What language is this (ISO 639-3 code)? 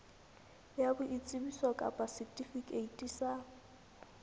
sot